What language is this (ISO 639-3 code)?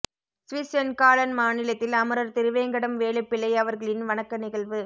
tam